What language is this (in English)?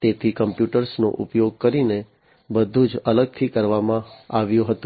Gujarati